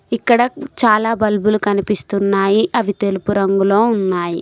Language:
Telugu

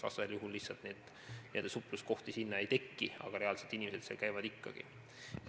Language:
Estonian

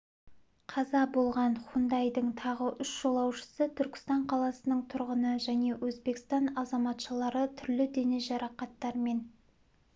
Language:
Kazakh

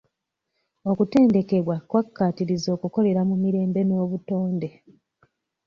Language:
Ganda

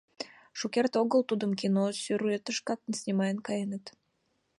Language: Mari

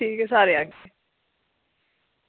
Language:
Dogri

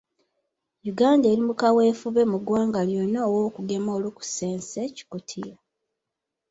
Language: Ganda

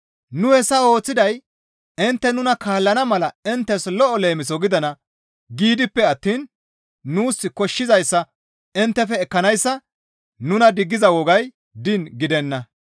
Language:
Gamo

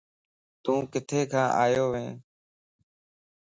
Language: Lasi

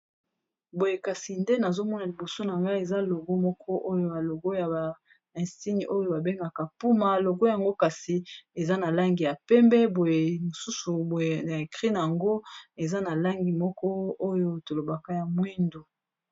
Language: Lingala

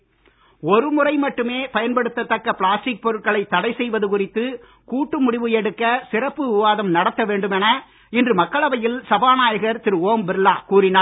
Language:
Tamil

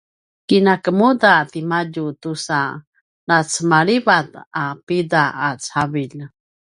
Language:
Paiwan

